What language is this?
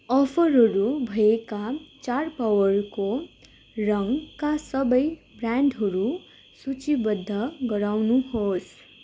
Nepali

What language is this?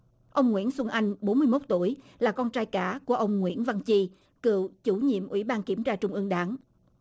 Vietnamese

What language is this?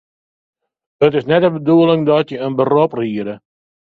Western Frisian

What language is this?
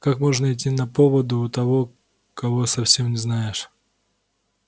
Russian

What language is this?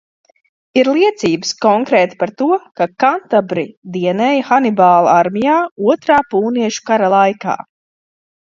Latvian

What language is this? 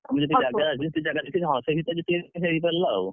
Odia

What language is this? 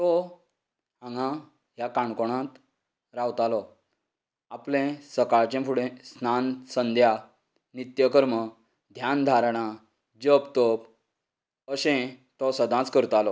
Konkani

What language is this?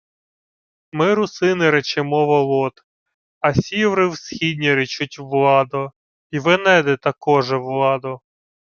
Ukrainian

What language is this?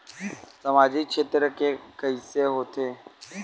Chhattisgarhi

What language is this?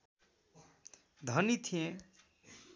Nepali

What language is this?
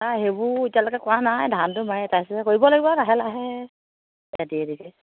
Assamese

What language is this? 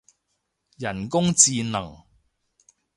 Cantonese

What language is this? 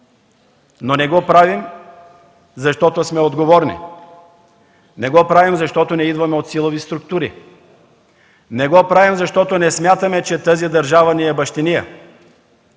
Bulgarian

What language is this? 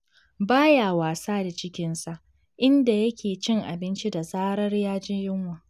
Hausa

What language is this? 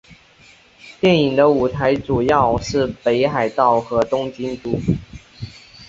Chinese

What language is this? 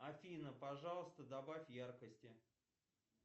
Russian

